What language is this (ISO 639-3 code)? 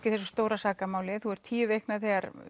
isl